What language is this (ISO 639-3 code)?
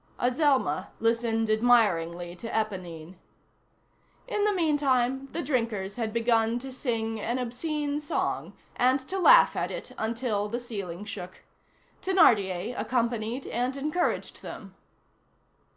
eng